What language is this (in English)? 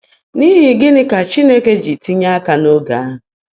Igbo